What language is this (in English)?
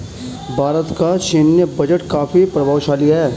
Hindi